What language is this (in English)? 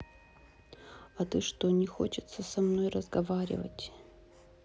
Russian